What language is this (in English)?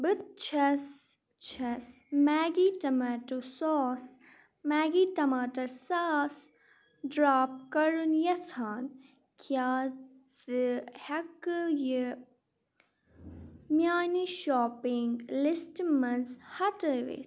Kashmiri